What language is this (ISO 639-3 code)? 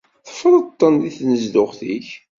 kab